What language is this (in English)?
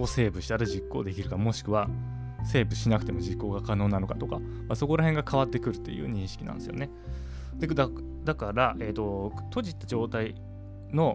Japanese